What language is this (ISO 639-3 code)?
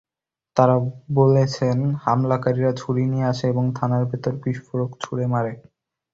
ben